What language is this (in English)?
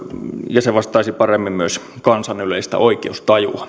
Finnish